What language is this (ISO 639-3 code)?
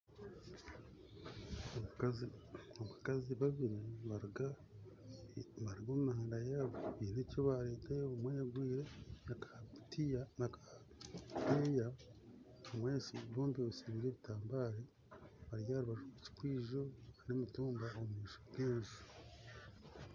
nyn